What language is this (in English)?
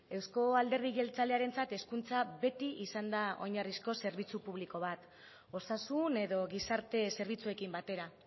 Basque